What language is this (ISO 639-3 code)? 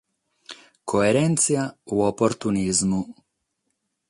srd